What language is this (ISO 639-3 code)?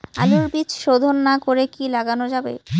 ben